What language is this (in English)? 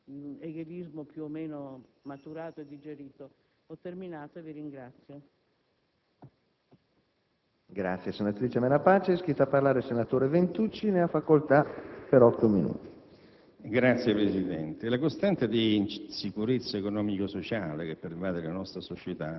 Italian